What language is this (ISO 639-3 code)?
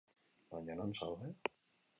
eus